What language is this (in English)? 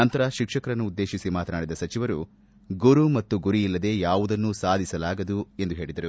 Kannada